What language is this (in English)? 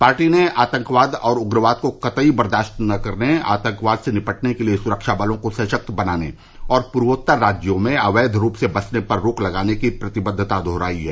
Hindi